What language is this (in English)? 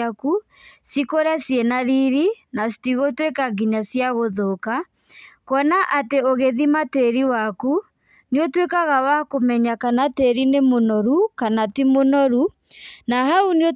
Kikuyu